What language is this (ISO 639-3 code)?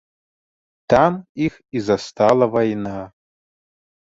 bel